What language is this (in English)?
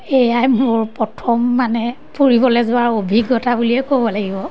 Assamese